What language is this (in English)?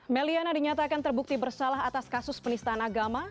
Indonesian